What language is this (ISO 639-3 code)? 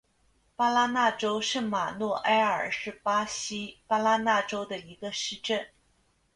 zho